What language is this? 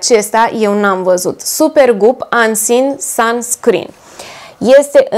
Romanian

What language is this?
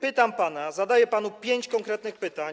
Polish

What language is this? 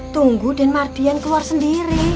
Indonesian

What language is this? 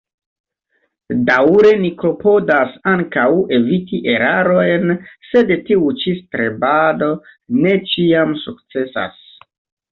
Esperanto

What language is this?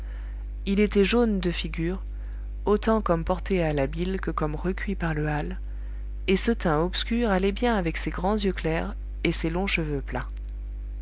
French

